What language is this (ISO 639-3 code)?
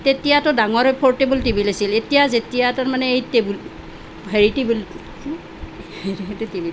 asm